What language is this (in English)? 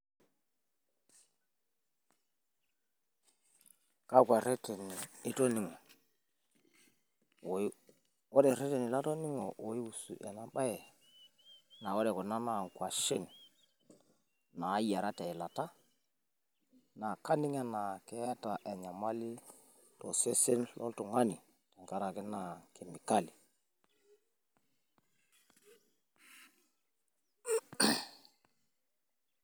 Masai